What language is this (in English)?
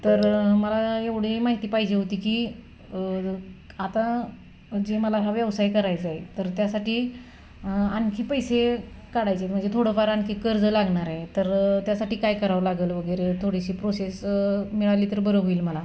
Marathi